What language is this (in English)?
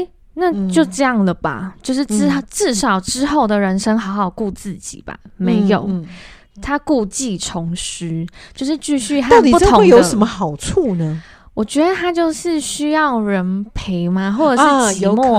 Chinese